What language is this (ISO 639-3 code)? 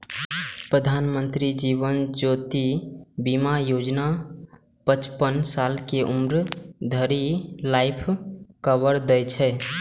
mai